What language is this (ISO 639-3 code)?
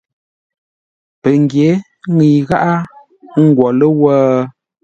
nla